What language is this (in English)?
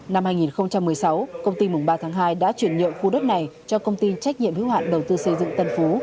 Vietnamese